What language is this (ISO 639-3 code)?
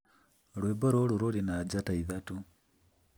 kik